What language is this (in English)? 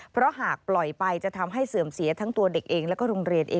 Thai